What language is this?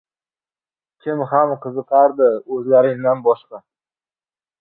Uzbek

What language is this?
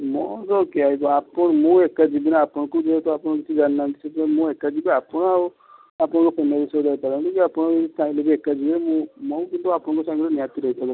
Odia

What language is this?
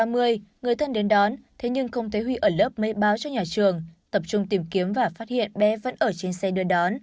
Vietnamese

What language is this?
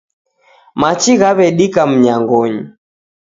Taita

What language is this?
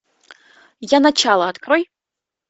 Russian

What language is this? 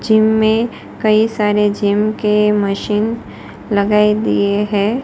Hindi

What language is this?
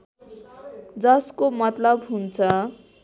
Nepali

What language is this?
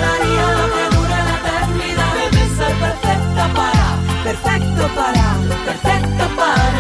Chinese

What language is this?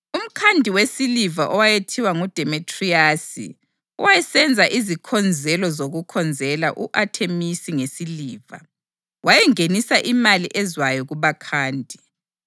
North Ndebele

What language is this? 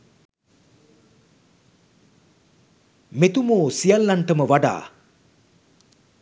Sinhala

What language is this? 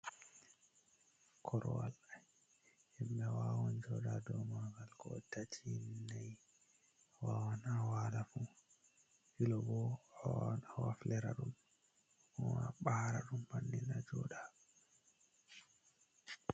Fula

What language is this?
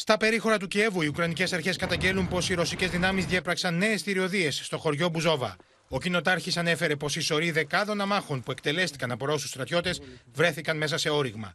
Greek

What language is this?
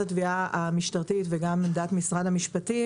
Hebrew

